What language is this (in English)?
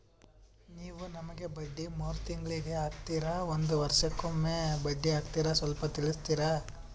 Kannada